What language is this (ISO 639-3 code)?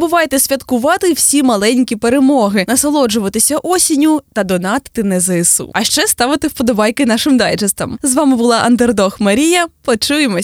ukr